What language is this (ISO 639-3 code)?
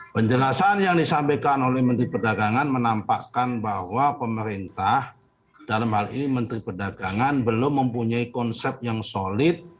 ind